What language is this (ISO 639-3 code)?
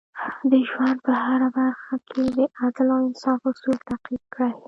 pus